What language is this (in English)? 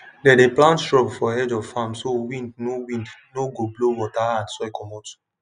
Nigerian Pidgin